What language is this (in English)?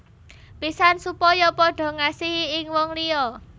Javanese